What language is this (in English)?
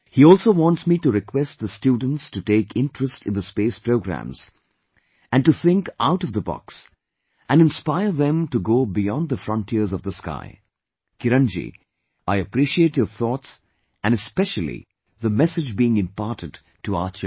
English